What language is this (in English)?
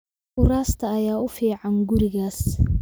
Somali